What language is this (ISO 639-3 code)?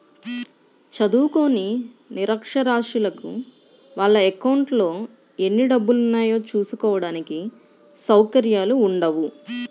tel